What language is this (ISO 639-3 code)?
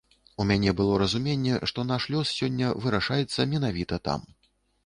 bel